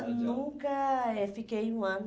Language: Portuguese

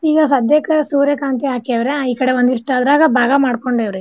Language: Kannada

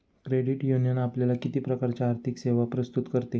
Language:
Marathi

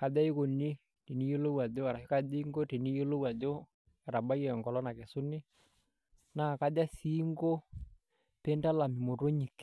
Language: Masai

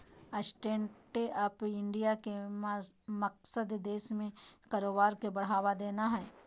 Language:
Magahi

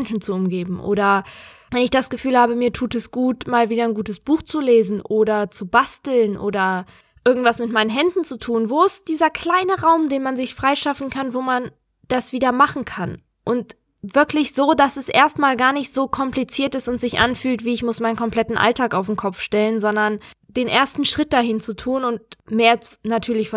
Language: German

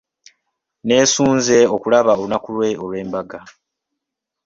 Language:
Ganda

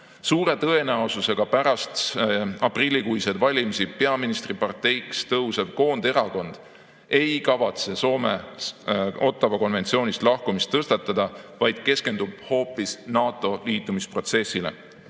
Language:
Estonian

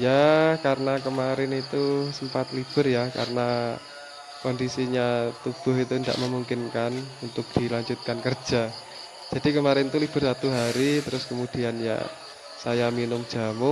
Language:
Indonesian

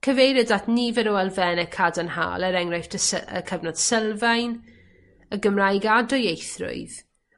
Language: Welsh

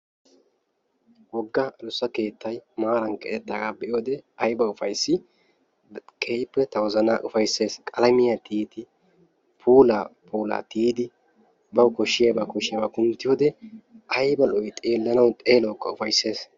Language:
Wolaytta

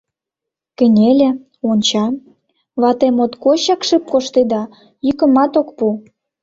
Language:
Mari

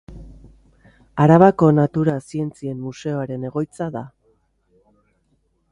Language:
Basque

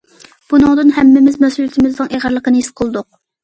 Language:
Uyghur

